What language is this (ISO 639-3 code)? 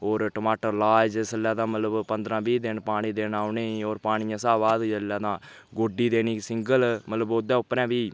doi